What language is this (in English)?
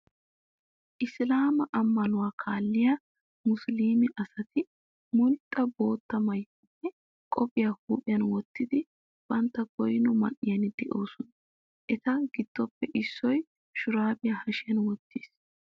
Wolaytta